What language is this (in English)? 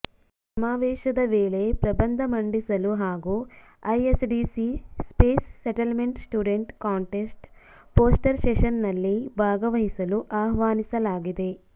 Kannada